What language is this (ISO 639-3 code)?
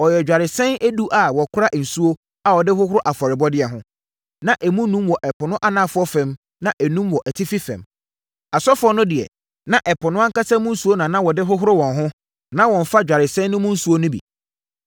aka